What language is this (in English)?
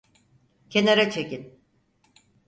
Turkish